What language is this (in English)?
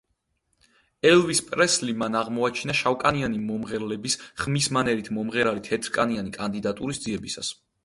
Georgian